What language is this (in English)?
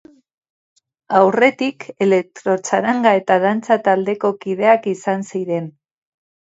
Basque